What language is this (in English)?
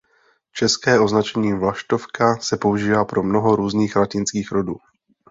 Czech